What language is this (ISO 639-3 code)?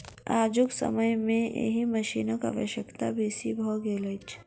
mai